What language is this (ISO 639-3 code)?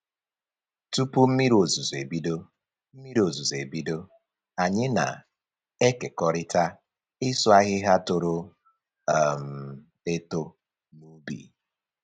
ibo